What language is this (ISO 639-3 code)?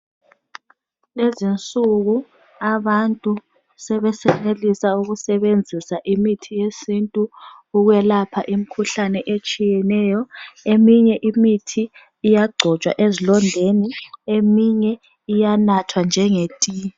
nde